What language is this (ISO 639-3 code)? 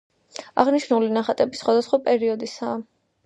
kat